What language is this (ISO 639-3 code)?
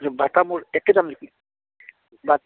asm